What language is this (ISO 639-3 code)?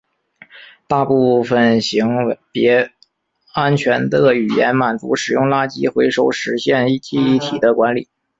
zho